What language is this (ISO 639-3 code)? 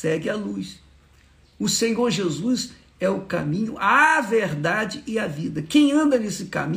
por